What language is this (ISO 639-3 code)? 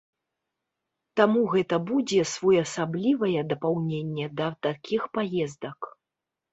bel